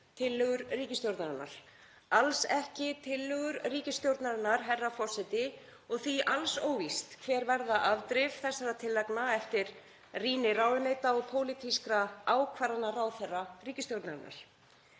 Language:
Icelandic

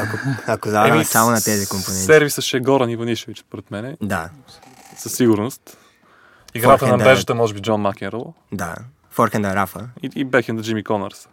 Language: Bulgarian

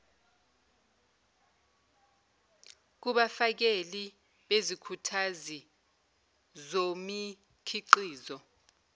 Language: Zulu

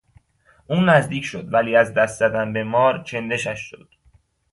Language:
Persian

